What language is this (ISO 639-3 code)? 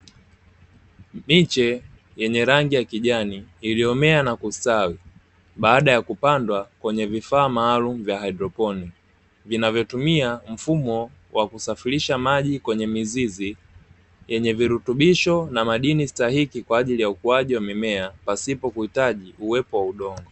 swa